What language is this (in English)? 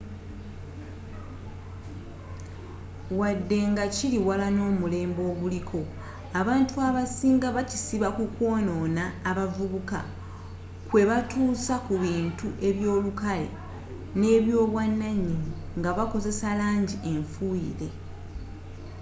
Ganda